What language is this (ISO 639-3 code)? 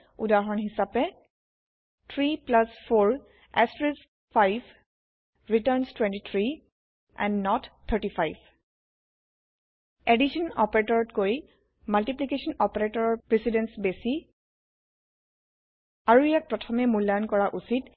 asm